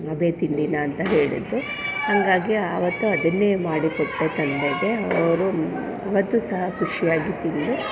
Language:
Kannada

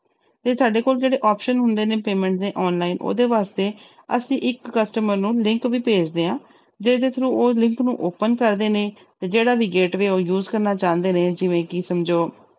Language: Punjabi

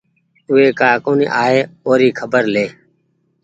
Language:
Goaria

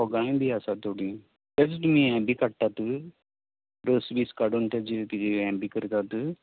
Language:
Konkani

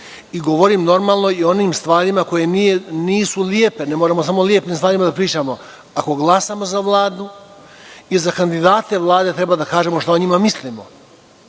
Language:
Serbian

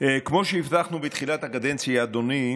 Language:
Hebrew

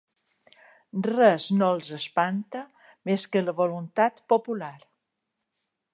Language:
Catalan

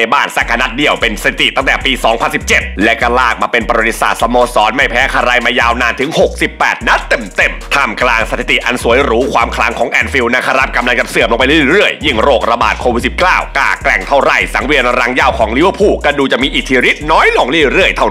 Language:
Thai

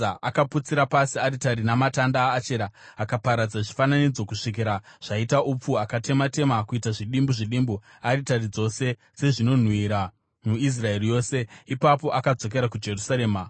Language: Shona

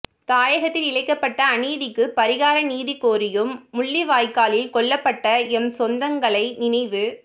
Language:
Tamil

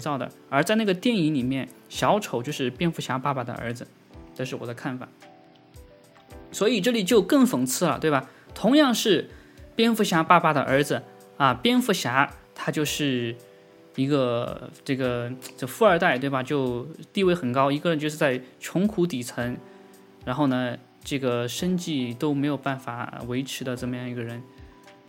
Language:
Chinese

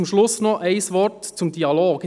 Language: Swiss German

